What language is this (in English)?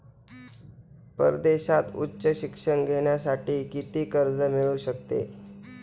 Marathi